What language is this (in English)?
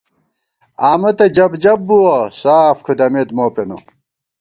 Gawar-Bati